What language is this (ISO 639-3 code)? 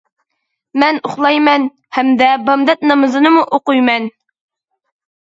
uig